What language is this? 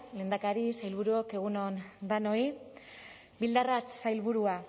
Basque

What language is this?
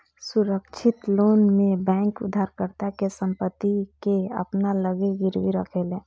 Bhojpuri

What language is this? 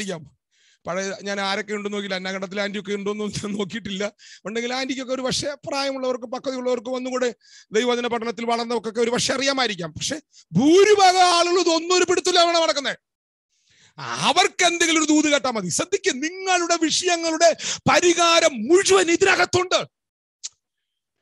Turkish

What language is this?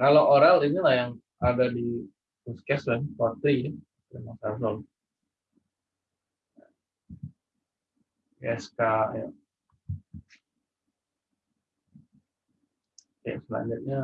Indonesian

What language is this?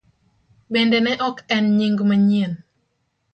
Luo (Kenya and Tanzania)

